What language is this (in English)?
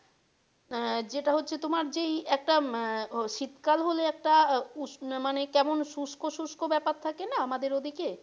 Bangla